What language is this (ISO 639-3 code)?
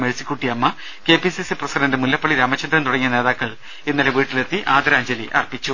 mal